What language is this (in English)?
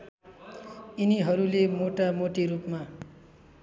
Nepali